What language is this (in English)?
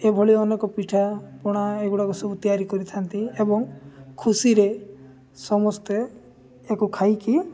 Odia